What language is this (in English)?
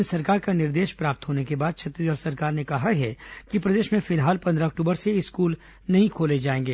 Hindi